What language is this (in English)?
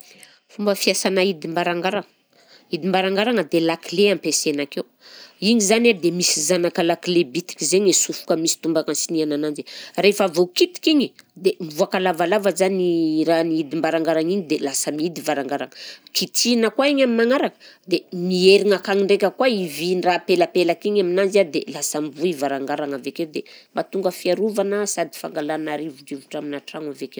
Southern Betsimisaraka Malagasy